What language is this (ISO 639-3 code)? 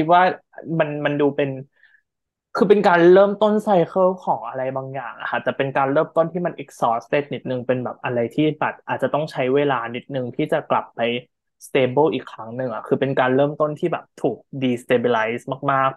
tha